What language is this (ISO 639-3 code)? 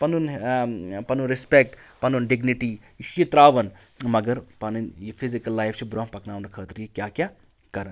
kas